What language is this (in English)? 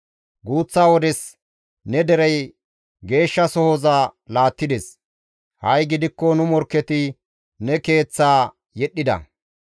Gamo